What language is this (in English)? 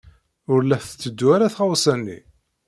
Kabyle